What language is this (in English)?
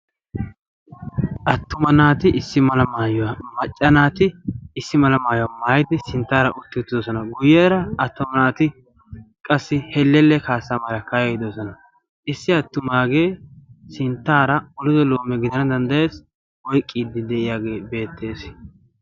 Wolaytta